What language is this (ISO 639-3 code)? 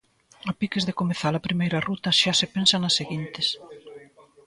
glg